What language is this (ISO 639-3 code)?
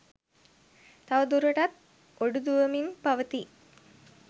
sin